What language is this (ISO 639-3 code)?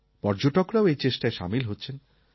ben